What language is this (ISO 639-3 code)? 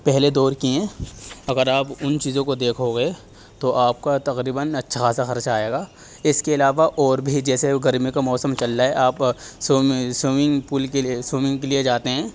urd